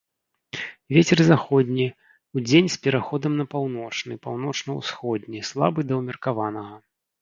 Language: Belarusian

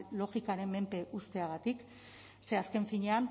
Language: Basque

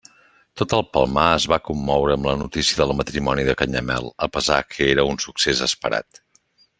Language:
Catalan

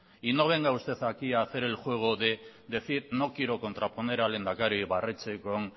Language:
Spanish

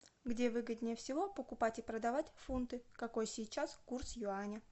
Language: Russian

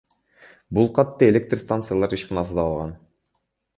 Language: Kyrgyz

